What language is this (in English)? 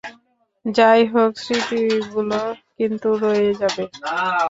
Bangla